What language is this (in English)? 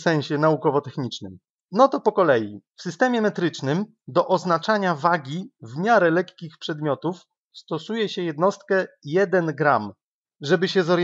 Polish